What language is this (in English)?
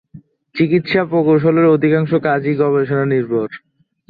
Bangla